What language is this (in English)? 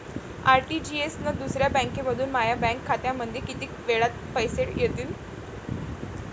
Marathi